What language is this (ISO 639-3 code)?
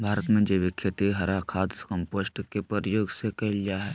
mag